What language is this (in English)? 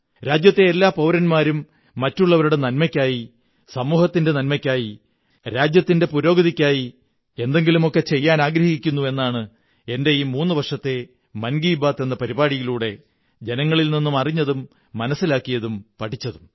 Malayalam